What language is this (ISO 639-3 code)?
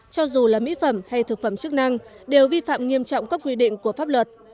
vie